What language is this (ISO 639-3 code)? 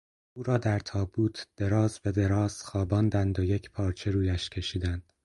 fas